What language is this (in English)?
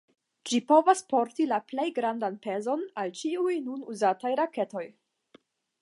Esperanto